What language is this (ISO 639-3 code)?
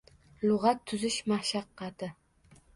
uzb